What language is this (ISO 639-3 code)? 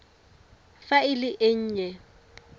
tsn